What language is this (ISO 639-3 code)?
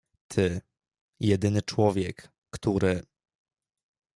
pol